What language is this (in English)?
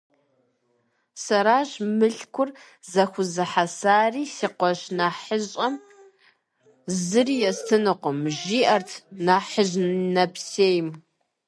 Kabardian